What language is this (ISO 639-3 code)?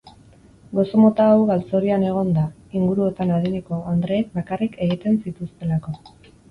eus